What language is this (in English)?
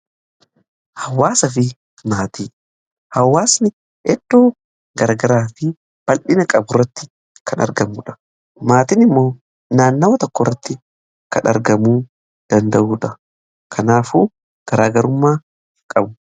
Oromo